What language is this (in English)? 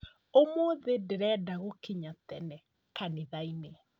Kikuyu